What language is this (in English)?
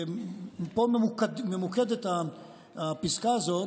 Hebrew